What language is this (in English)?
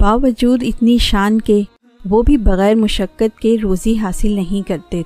Urdu